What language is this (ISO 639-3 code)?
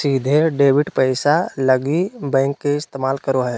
mag